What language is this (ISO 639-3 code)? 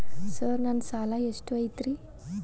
kan